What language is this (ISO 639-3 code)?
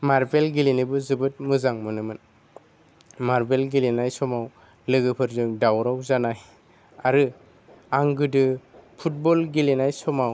brx